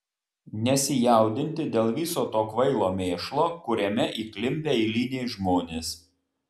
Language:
Lithuanian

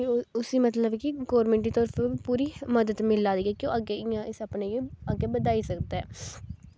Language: Dogri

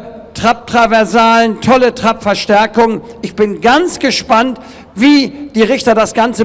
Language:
German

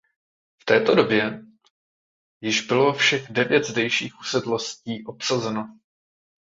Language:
Czech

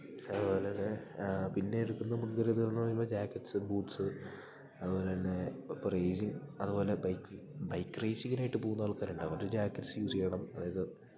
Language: Malayalam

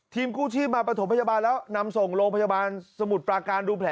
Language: Thai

